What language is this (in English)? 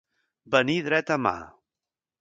Catalan